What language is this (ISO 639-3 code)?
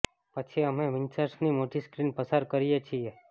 guj